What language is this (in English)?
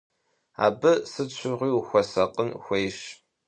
Kabardian